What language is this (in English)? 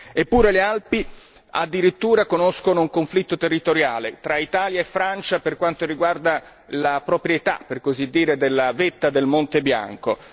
Italian